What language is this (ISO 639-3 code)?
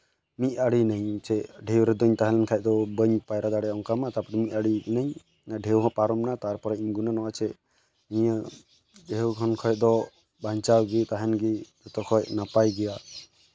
sat